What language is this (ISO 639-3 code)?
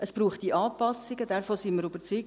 gsw